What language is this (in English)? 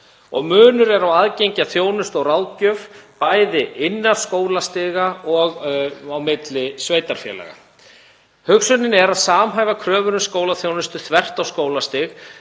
Icelandic